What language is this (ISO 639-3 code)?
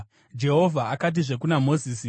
sna